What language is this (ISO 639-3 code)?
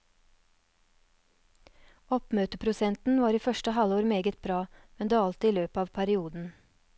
nor